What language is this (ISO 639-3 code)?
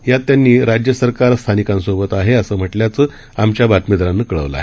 mar